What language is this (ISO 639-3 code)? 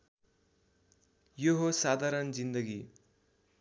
nep